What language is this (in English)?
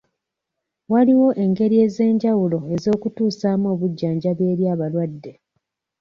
Ganda